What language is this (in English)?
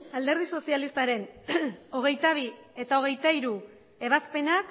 Basque